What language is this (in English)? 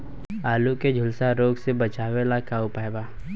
Bhojpuri